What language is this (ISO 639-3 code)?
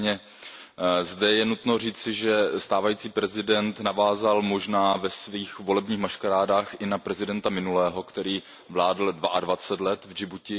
ces